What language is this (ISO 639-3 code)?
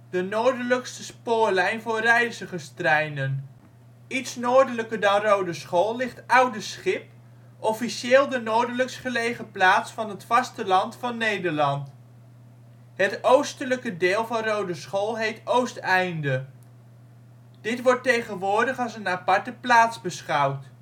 nld